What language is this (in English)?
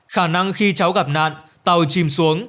Vietnamese